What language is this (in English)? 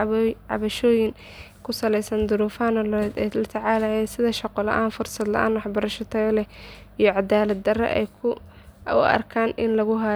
Somali